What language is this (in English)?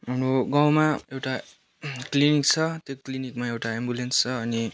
Nepali